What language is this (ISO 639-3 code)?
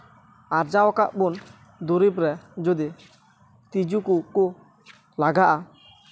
sat